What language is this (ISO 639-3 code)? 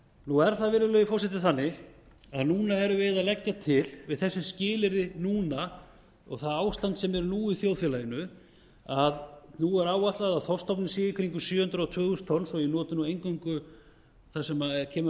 isl